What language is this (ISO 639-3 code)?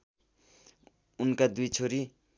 nep